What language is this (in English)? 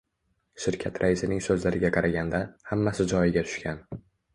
Uzbek